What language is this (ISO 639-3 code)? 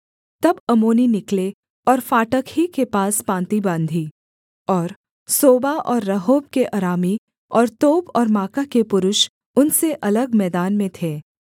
hin